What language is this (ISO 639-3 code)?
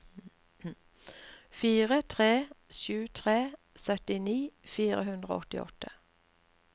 nor